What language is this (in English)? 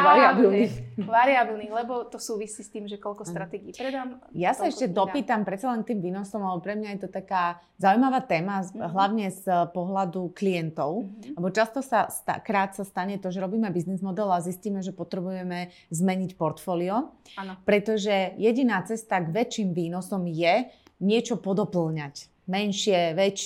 Slovak